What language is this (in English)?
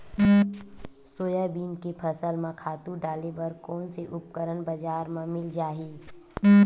Chhattisgarhi